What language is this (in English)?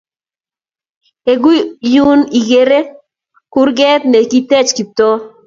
Kalenjin